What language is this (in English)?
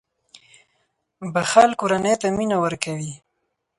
Pashto